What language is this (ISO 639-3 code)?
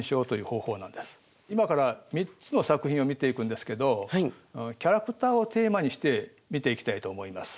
jpn